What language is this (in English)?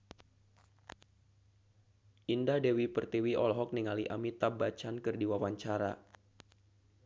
Sundanese